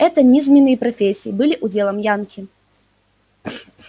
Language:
Russian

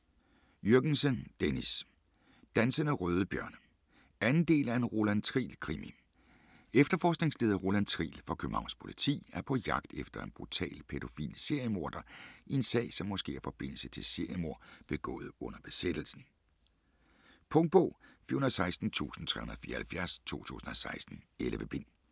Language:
Danish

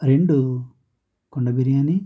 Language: Telugu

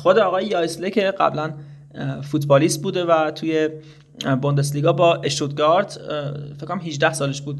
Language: Persian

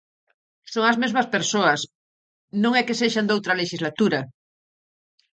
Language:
Galician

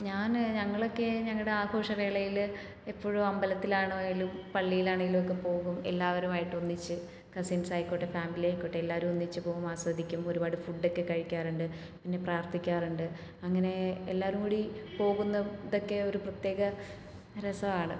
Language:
Malayalam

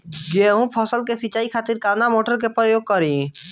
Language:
Bhojpuri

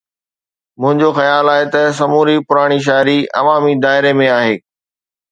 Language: Sindhi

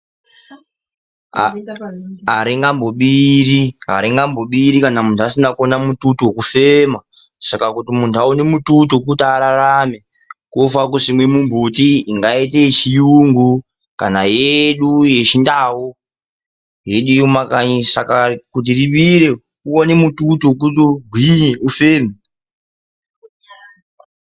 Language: Ndau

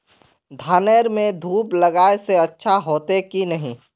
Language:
Magahi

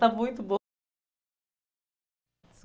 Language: Portuguese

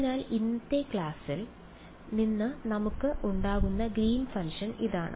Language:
Malayalam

